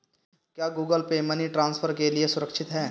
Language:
Hindi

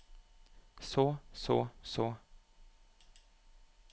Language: Norwegian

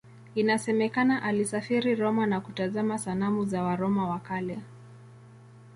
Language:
Swahili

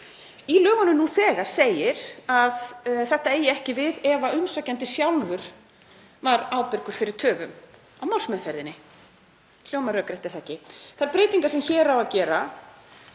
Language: Icelandic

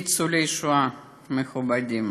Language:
Hebrew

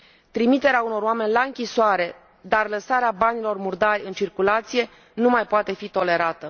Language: Romanian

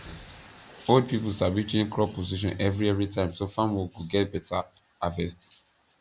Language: Nigerian Pidgin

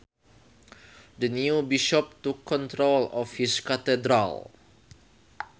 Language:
Sundanese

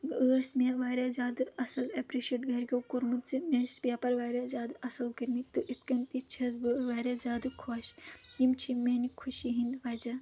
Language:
Kashmiri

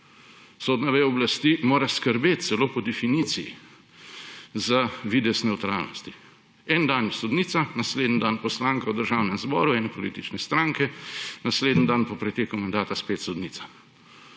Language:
Slovenian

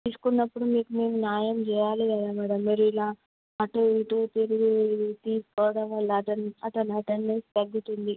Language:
Telugu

